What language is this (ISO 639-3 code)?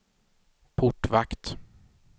swe